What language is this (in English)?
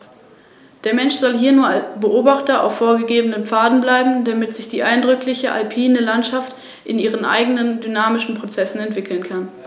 German